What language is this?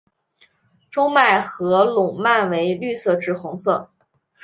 Chinese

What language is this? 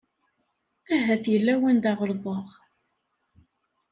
Kabyle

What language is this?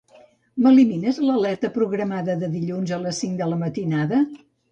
Catalan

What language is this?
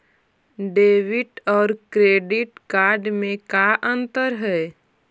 Magahi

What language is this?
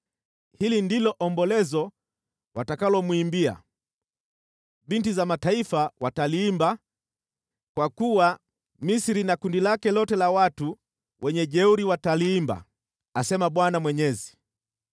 Swahili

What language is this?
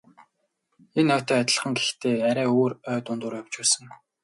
Mongolian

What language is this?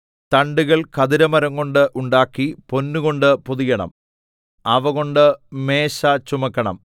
Malayalam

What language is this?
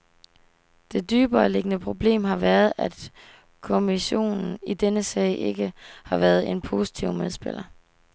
Danish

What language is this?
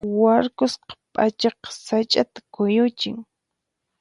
Puno Quechua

